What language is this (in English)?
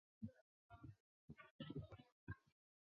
Chinese